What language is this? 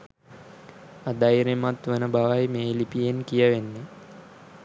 Sinhala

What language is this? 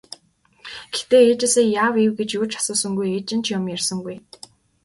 Mongolian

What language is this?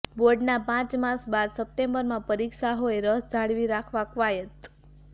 Gujarati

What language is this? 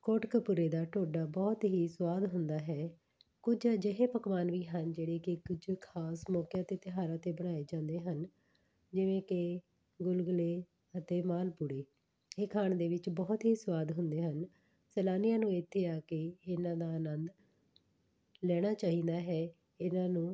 Punjabi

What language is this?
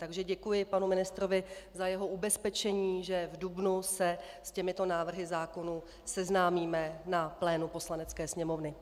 Czech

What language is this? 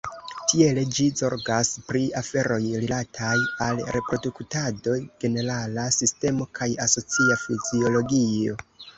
Esperanto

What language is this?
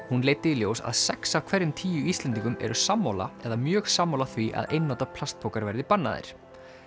Icelandic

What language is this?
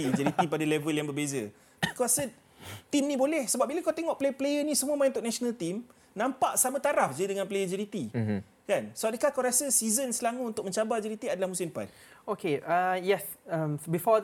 Malay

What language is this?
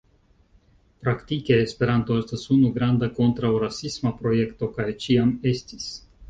Esperanto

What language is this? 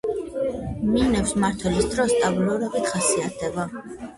Georgian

